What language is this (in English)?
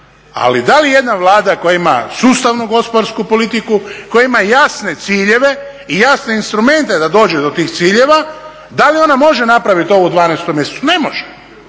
Croatian